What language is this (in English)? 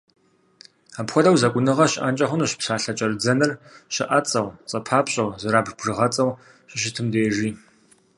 Kabardian